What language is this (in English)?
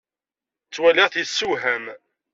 Kabyle